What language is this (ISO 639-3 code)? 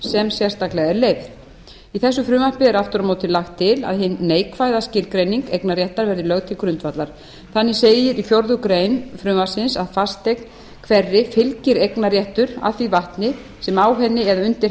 isl